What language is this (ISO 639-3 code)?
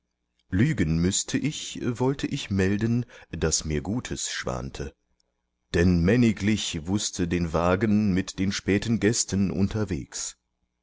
deu